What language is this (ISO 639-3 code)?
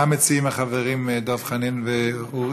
heb